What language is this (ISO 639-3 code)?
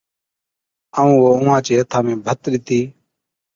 odk